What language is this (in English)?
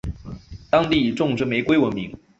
Chinese